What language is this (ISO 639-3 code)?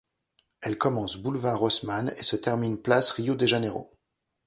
fra